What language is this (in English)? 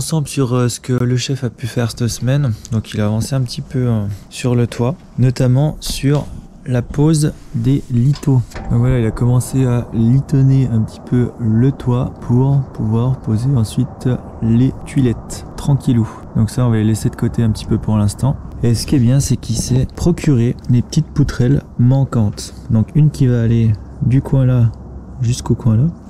French